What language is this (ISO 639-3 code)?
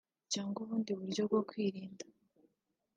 kin